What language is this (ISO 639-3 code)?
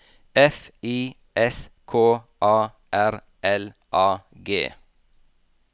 nor